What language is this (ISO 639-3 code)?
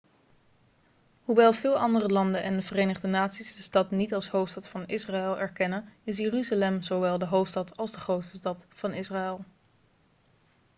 nld